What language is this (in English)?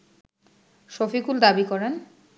Bangla